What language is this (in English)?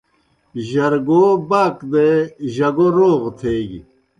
Kohistani Shina